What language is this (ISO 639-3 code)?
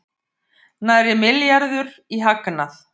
isl